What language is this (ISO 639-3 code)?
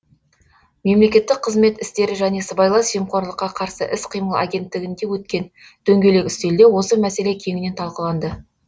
kaz